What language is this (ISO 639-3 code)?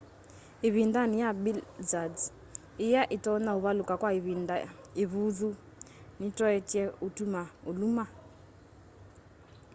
kam